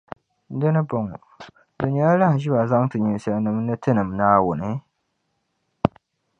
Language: Dagbani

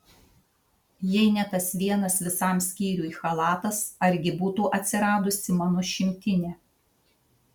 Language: Lithuanian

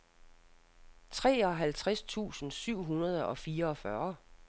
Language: Danish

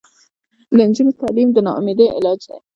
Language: Pashto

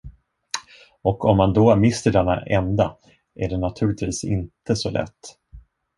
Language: Swedish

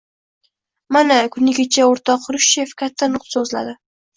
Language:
Uzbek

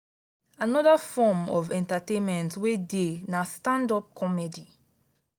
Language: Nigerian Pidgin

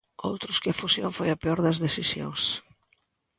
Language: Galician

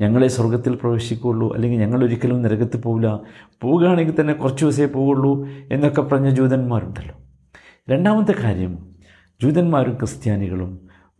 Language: Malayalam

